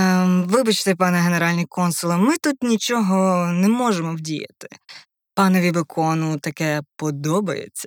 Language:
Ukrainian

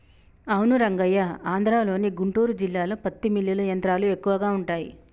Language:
Telugu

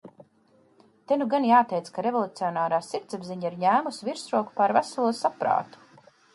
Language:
Latvian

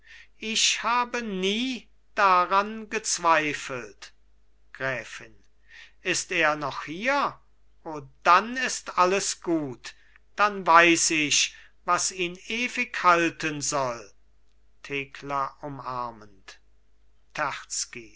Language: German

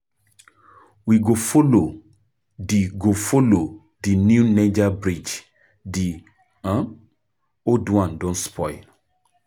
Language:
Nigerian Pidgin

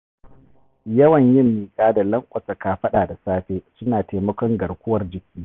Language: Hausa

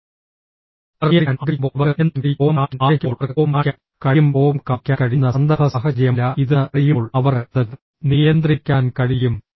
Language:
Malayalam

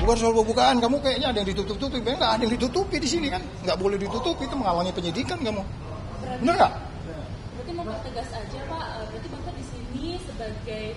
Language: Indonesian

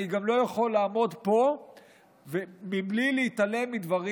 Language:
Hebrew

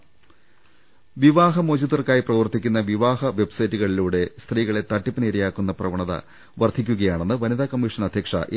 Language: Malayalam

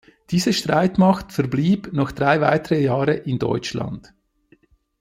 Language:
German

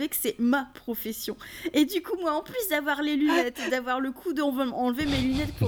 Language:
French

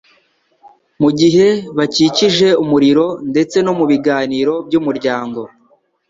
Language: Kinyarwanda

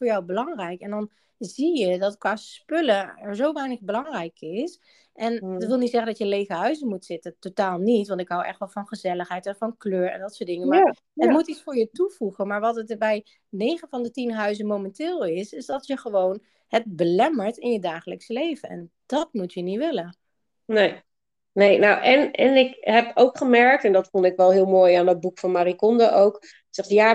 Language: Dutch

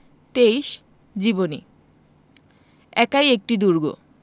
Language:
Bangla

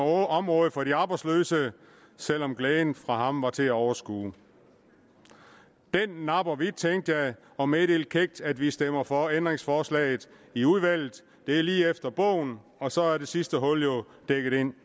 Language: Danish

